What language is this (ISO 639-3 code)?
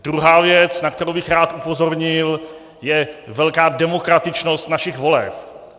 ces